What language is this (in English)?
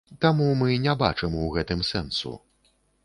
Belarusian